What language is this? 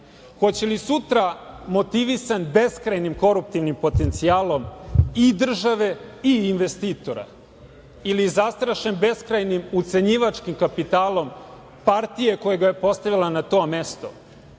Serbian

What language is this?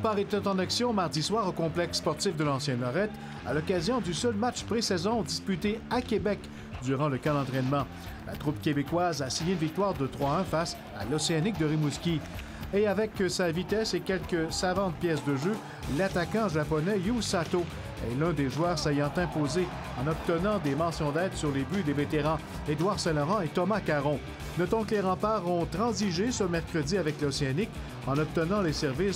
French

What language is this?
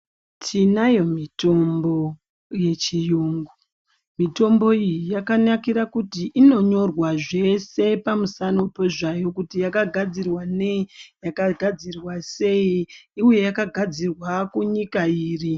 Ndau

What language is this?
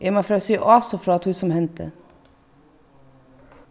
Faroese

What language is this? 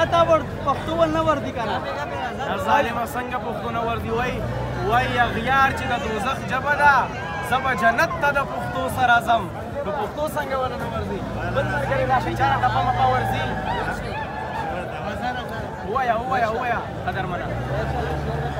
Arabic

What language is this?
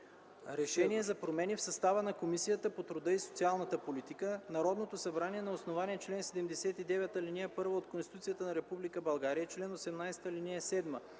Bulgarian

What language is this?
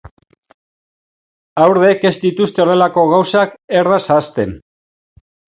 Basque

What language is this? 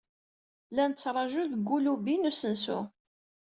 Kabyle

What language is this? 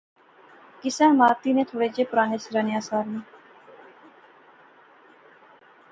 Pahari-Potwari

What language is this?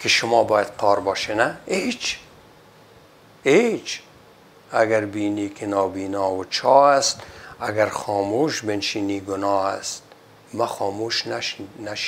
Persian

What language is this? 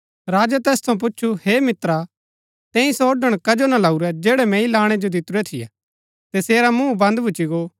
Gaddi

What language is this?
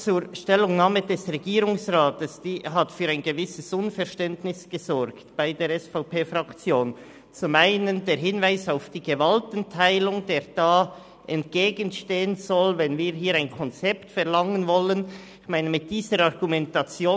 Swiss German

